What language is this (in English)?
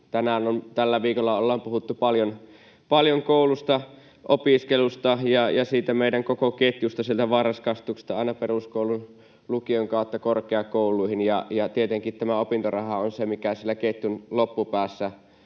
Finnish